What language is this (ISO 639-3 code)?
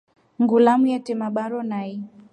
rof